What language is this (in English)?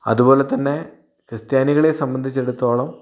Malayalam